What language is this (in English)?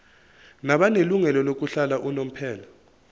Zulu